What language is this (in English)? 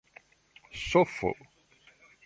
Esperanto